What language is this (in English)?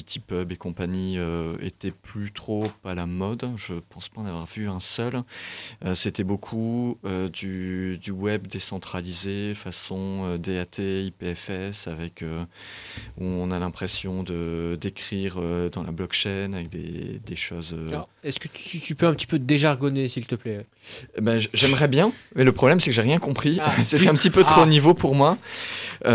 French